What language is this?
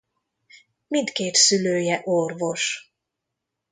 Hungarian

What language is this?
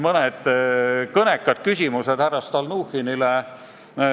Estonian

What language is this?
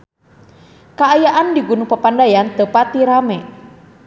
Sundanese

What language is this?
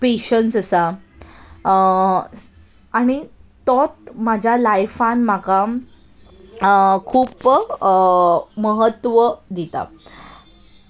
Konkani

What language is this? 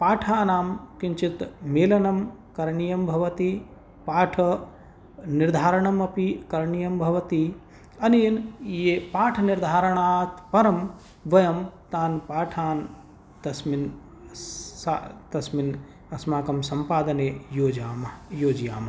Sanskrit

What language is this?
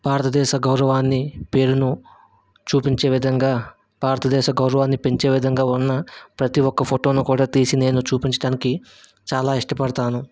Telugu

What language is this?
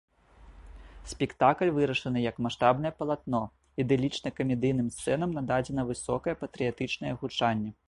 Belarusian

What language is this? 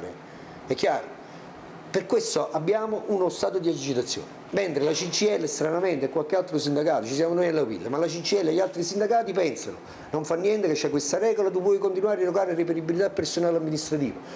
Italian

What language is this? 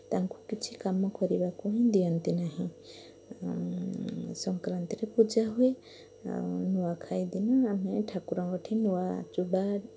Odia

